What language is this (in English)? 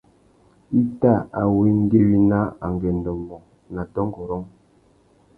Tuki